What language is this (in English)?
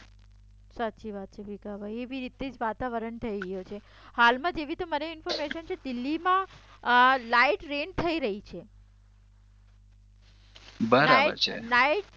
Gujarati